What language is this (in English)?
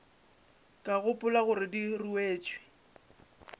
Northern Sotho